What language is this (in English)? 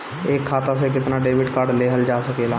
Bhojpuri